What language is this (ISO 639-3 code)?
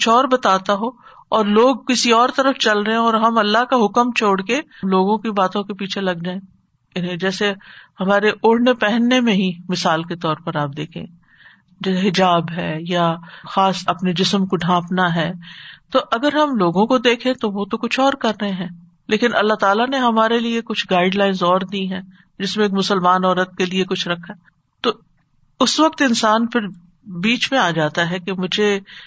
urd